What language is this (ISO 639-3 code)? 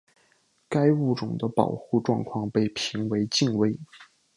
zho